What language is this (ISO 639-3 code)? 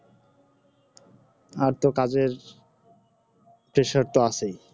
ben